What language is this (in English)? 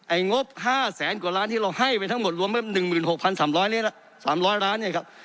Thai